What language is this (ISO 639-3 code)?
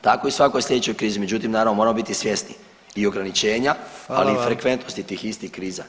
hrv